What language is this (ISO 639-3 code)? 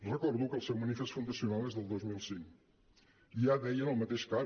cat